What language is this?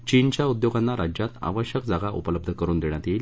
Marathi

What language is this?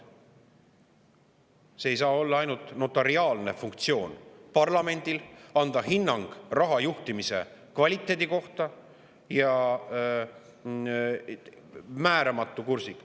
Estonian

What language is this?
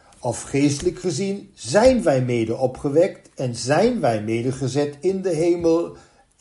Dutch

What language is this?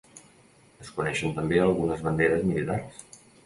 Catalan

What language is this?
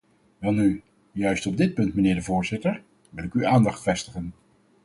Dutch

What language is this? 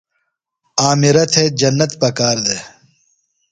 Phalura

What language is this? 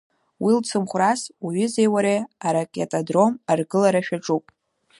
Abkhazian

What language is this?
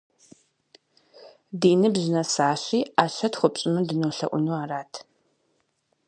Kabardian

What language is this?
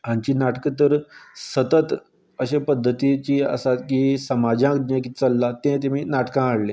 Konkani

